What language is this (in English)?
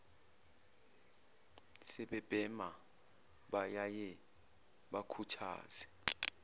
Zulu